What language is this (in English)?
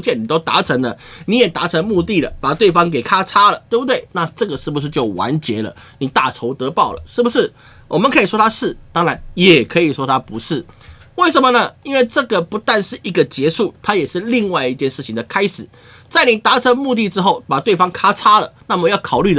Chinese